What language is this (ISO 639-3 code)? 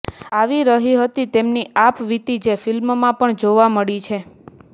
guj